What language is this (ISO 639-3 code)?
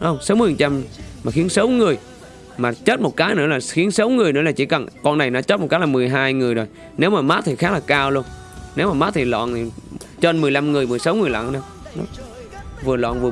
vie